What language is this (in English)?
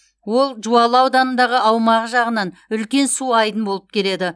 Kazakh